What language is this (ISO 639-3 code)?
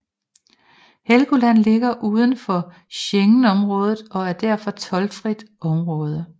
dan